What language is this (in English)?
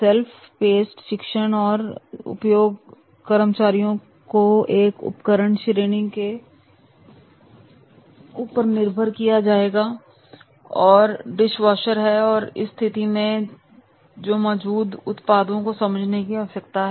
Hindi